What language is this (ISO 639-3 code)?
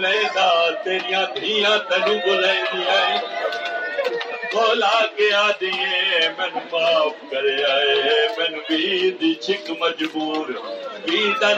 urd